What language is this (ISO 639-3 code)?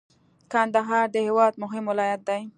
pus